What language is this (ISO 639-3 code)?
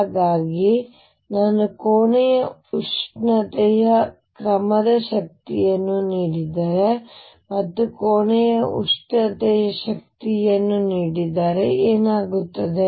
kan